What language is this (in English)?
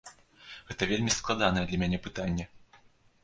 Belarusian